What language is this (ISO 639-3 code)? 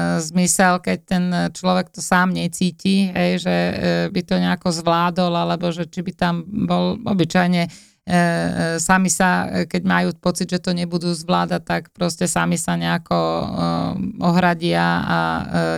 slk